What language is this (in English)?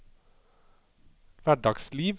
Norwegian